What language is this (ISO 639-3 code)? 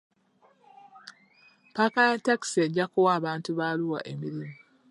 lug